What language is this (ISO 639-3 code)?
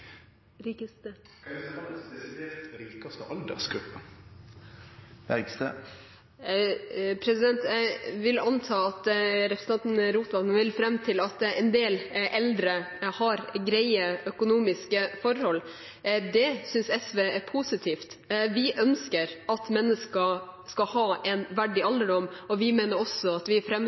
nor